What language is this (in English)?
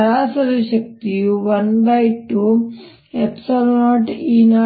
Kannada